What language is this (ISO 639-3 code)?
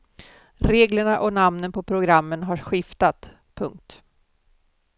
swe